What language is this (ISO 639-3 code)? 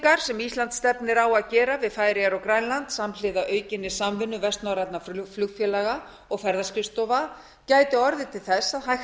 isl